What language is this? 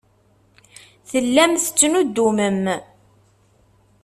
Kabyle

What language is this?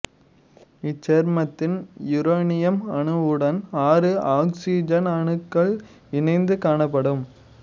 Tamil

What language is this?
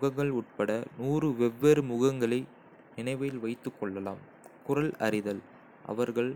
Kota (India)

